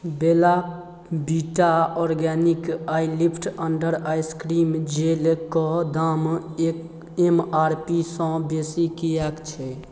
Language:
Maithili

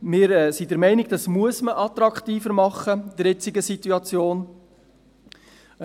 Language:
Swiss German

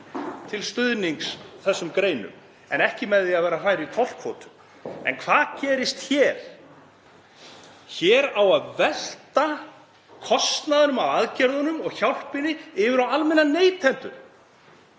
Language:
Icelandic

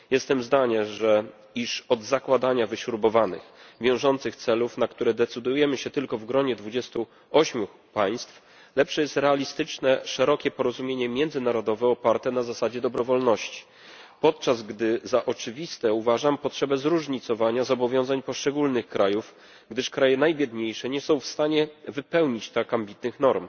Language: Polish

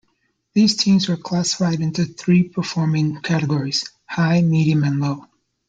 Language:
English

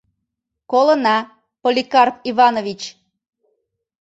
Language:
Mari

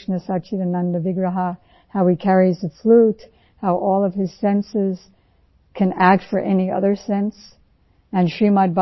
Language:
Hindi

